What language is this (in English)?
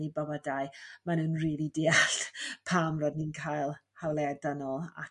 Welsh